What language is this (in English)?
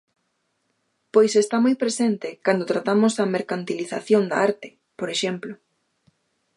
Galician